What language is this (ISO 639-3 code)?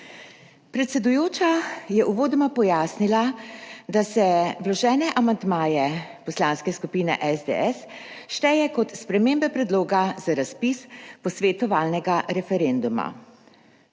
slv